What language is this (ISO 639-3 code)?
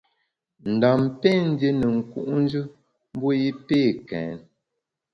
bax